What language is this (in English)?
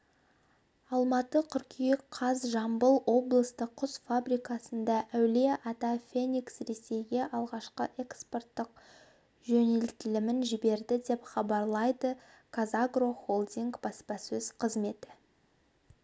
Kazakh